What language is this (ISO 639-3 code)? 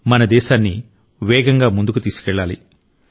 tel